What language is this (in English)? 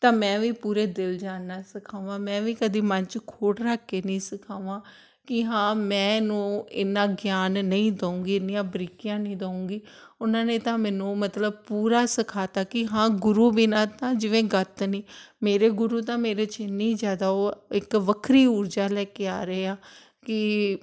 Punjabi